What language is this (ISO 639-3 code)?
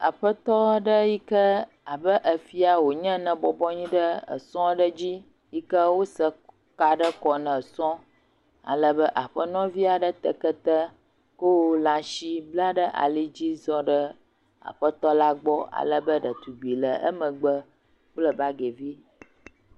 ewe